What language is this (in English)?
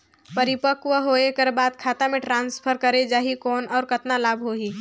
Chhattisgarhi